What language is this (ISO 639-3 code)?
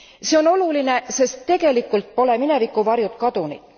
est